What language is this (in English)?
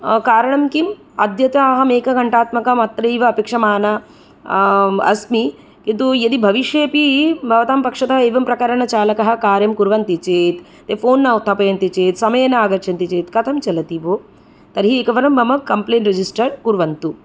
Sanskrit